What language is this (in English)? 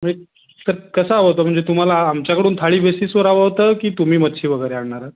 Marathi